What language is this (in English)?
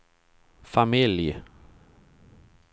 Swedish